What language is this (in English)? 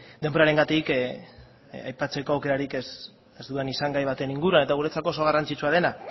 Basque